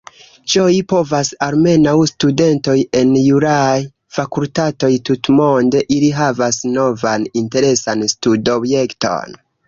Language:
Esperanto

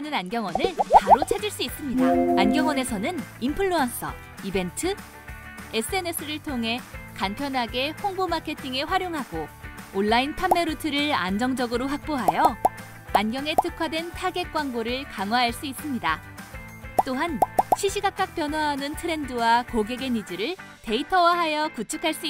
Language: Korean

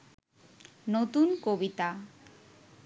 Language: Bangla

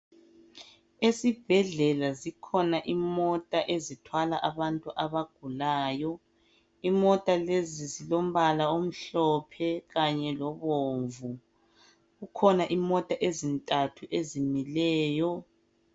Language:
North Ndebele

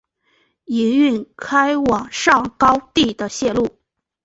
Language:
Chinese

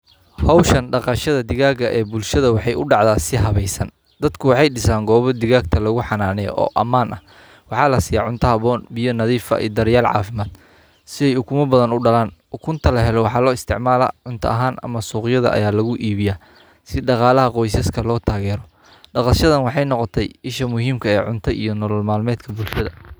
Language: Somali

